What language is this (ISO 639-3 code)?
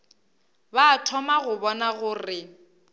nso